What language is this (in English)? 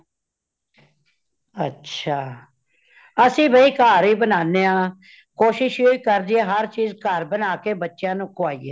Punjabi